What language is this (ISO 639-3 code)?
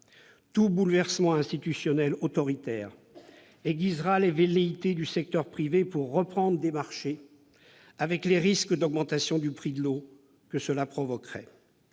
fra